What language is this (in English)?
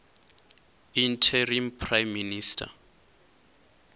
Venda